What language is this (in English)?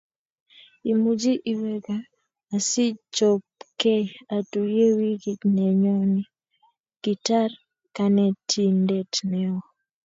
Kalenjin